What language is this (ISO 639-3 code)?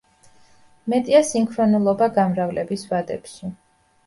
kat